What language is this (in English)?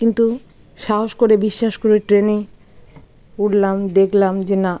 Bangla